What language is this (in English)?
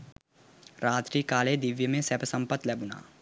Sinhala